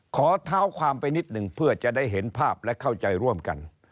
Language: Thai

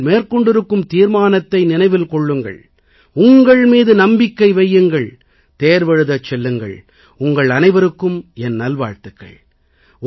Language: Tamil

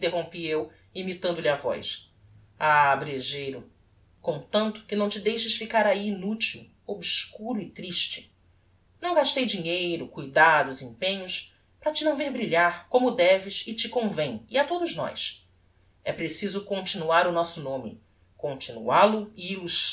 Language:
Portuguese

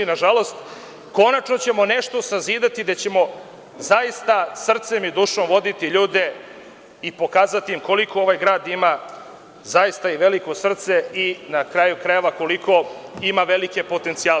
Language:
Serbian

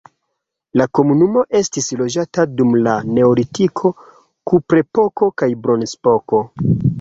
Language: Esperanto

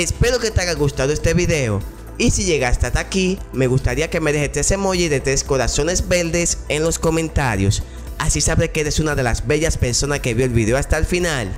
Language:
Spanish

